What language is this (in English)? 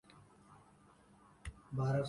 Urdu